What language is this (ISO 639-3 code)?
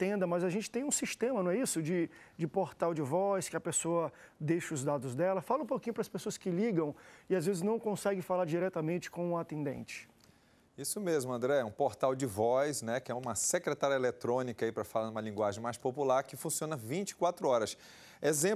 por